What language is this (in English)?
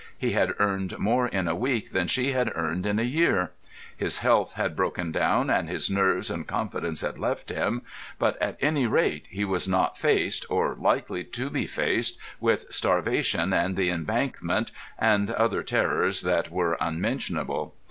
English